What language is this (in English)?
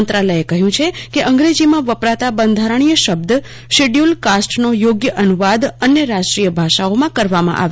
Gujarati